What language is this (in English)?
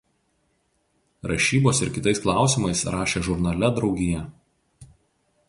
Lithuanian